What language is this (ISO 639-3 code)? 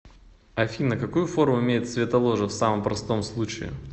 rus